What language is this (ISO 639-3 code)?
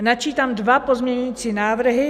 ces